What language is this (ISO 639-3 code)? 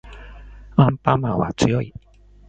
jpn